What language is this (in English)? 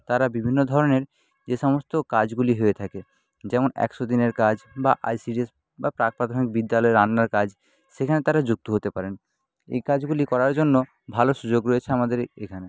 Bangla